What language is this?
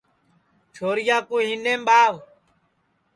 Sansi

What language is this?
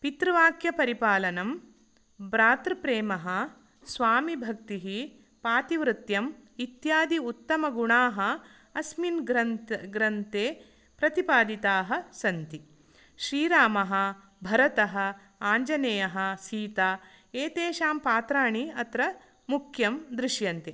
Sanskrit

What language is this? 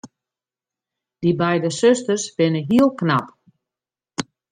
Western Frisian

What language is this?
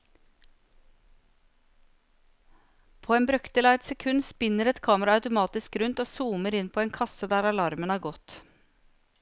Norwegian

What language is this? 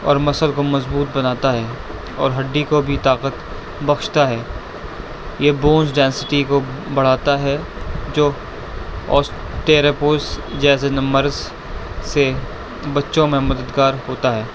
Urdu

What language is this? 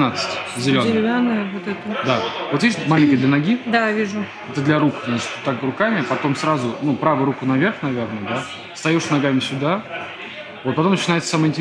Russian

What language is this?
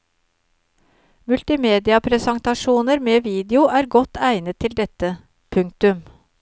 Norwegian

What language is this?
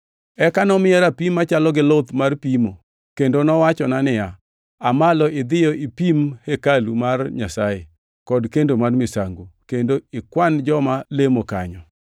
Luo (Kenya and Tanzania)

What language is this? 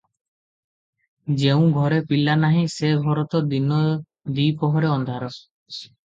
Odia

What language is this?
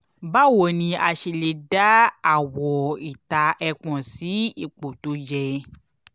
Yoruba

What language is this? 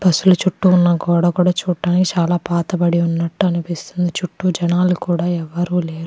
Telugu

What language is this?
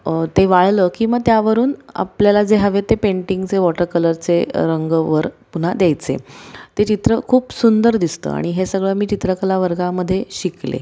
Marathi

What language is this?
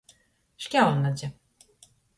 Latgalian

